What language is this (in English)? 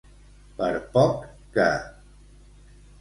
Catalan